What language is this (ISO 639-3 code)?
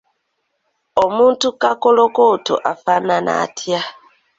lug